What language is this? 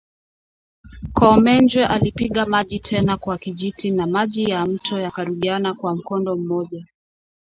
Swahili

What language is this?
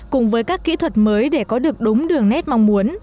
Vietnamese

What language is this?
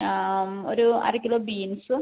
Malayalam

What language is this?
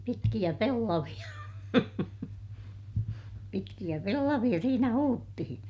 Finnish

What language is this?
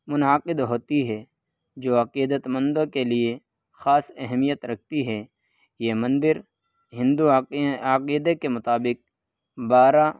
Urdu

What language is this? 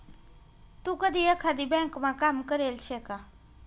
Marathi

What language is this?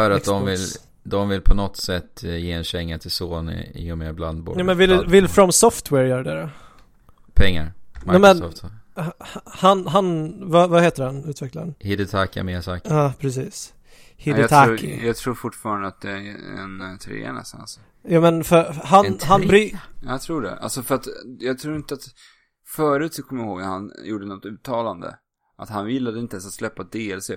Swedish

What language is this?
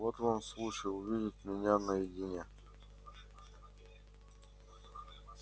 Russian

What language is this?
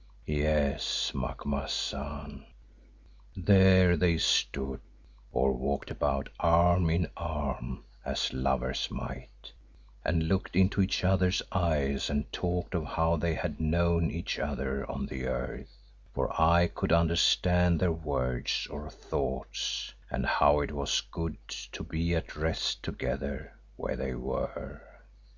English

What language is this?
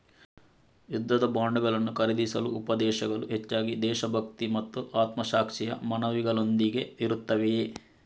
Kannada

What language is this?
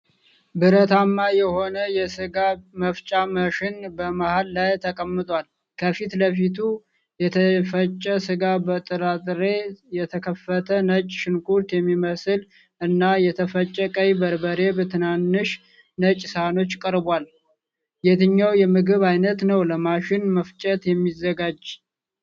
Amharic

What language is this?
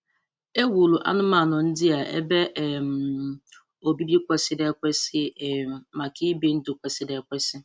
Igbo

